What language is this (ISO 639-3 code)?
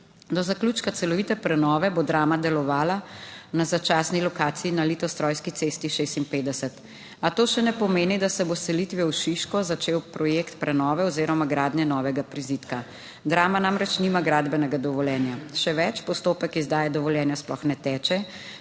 slv